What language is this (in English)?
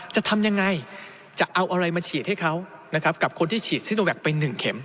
Thai